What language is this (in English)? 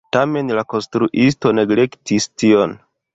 Esperanto